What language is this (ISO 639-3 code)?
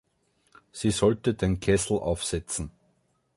deu